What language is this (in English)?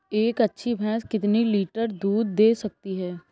Hindi